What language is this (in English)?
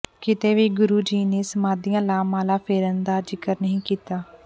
Punjabi